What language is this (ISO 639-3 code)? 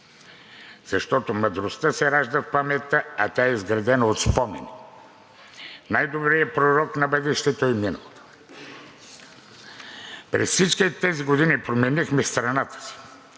bul